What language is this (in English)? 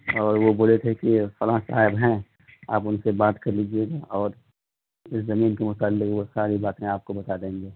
Urdu